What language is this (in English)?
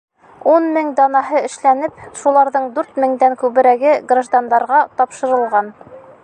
Bashkir